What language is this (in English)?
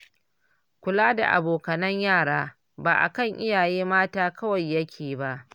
Hausa